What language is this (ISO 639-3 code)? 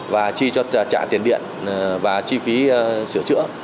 vie